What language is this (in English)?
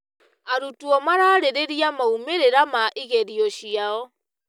Kikuyu